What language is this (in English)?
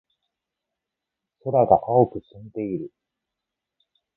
Japanese